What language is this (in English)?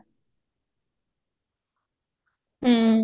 Odia